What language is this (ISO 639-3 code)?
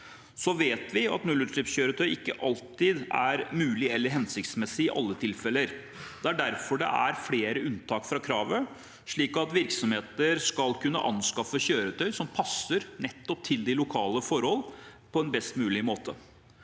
nor